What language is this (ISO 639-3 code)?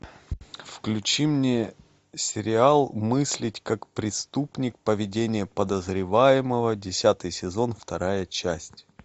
rus